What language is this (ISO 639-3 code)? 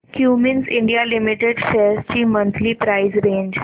mar